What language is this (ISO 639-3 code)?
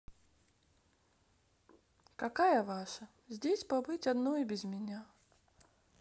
rus